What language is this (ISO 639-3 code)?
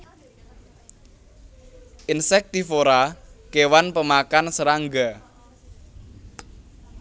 jav